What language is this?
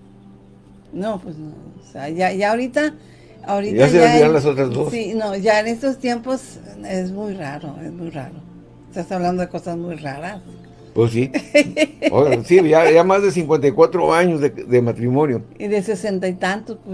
Spanish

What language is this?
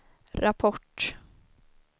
Swedish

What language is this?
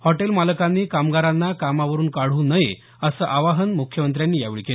Marathi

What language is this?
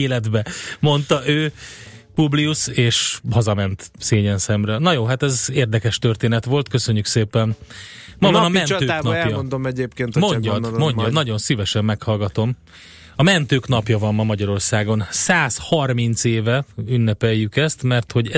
Hungarian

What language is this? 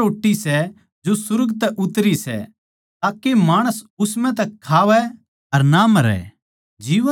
Haryanvi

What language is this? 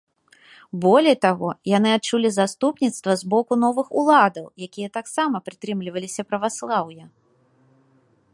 Belarusian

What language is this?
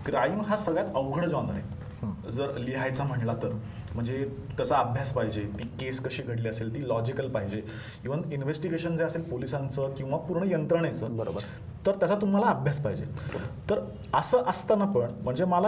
Marathi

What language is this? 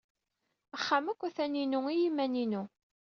Kabyle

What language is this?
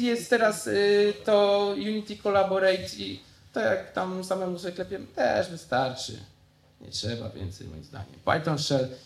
Polish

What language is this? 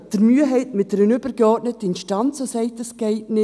Swiss German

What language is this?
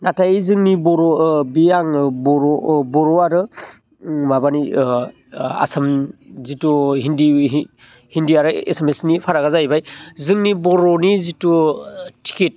Bodo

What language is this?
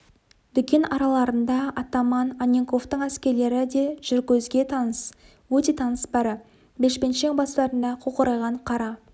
Kazakh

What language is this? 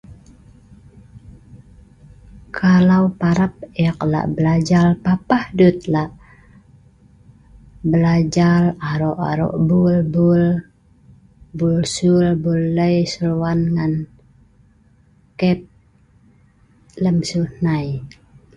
Sa'ban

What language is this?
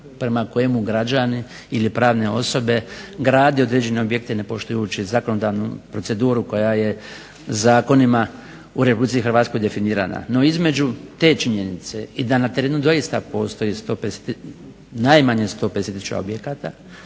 Croatian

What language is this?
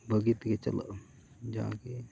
Santali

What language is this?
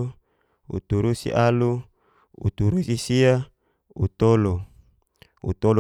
Geser-Gorom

